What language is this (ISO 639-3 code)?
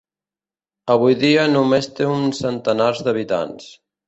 cat